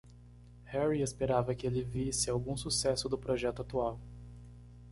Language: Portuguese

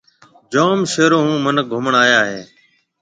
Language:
Marwari (Pakistan)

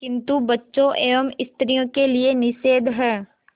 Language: Hindi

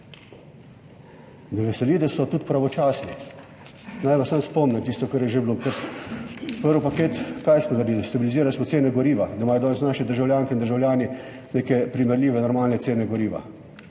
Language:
Slovenian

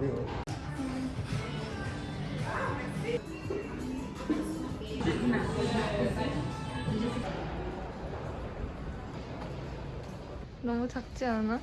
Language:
Korean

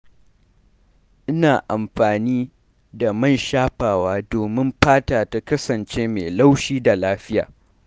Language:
Hausa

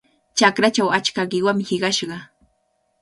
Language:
Cajatambo North Lima Quechua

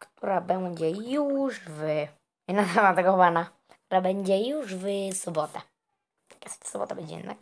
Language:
Polish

